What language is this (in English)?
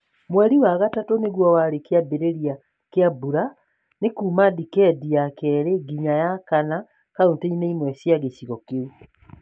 Kikuyu